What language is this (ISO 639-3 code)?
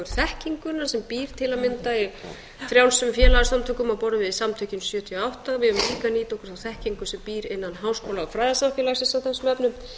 isl